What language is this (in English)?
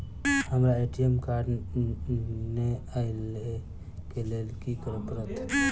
Maithili